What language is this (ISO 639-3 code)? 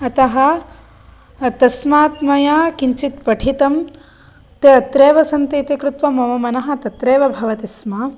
san